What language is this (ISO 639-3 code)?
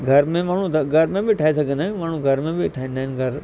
snd